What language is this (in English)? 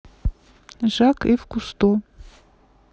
Russian